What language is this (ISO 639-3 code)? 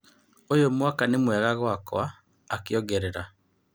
kik